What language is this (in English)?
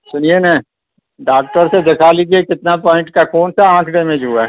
Urdu